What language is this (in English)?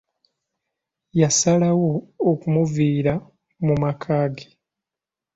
Ganda